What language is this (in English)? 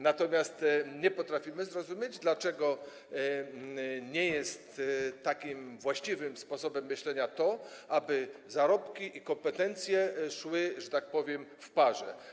Polish